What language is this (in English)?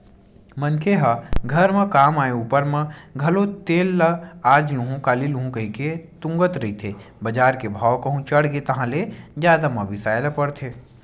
Chhattisgarhi